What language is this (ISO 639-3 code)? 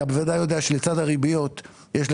heb